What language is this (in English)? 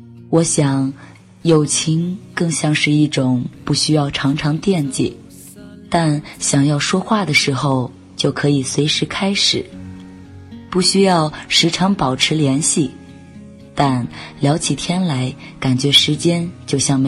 Chinese